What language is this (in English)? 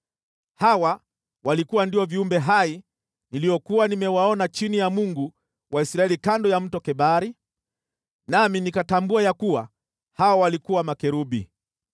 Swahili